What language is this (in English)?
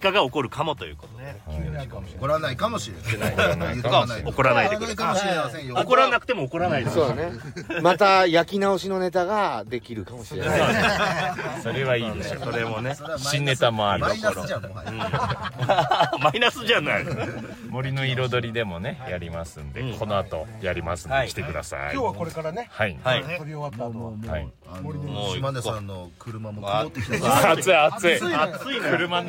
Japanese